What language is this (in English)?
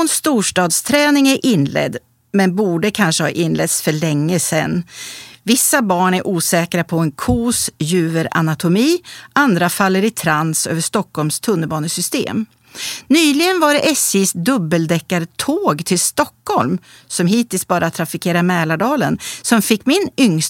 Swedish